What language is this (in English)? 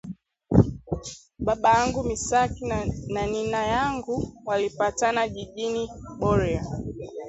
Swahili